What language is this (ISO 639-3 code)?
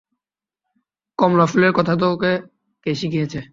ben